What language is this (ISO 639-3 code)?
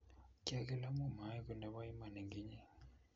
kln